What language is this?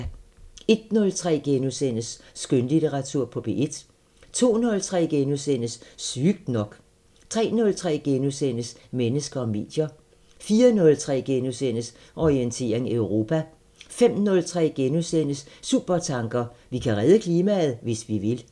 Danish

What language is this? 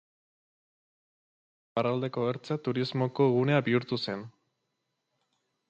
Basque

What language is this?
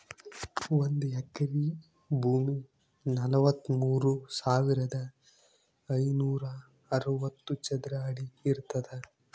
Kannada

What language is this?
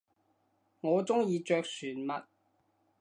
Cantonese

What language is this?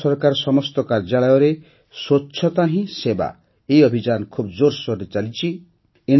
Odia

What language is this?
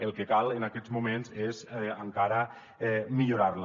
Catalan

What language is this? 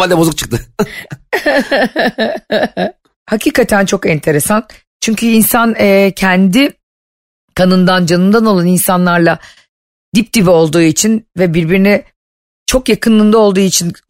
Turkish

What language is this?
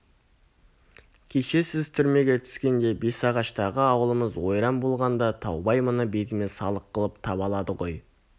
Kazakh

